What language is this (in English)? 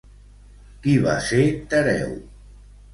Catalan